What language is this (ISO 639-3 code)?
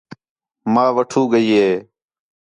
xhe